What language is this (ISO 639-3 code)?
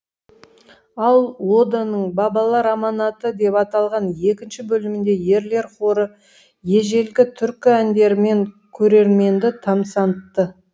kaz